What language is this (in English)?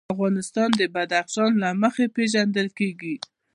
Pashto